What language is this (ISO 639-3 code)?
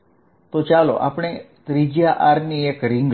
guj